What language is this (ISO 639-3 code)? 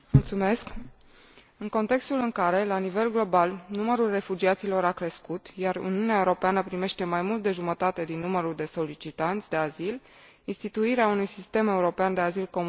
ron